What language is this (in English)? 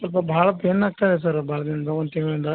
Kannada